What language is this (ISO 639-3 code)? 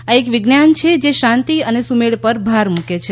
guj